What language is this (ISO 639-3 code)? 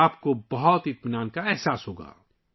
urd